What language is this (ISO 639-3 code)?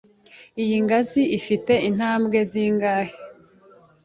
kin